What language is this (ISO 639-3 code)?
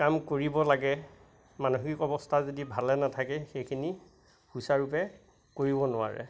asm